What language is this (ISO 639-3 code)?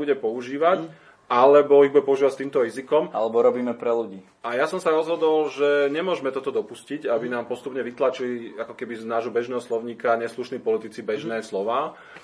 slk